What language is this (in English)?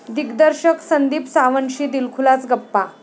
Marathi